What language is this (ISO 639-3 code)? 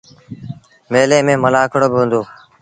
sbn